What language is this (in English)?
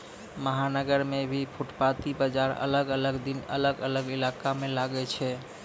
Maithili